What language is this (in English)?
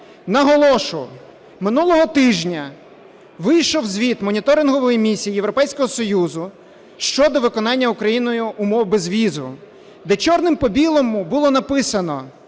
Ukrainian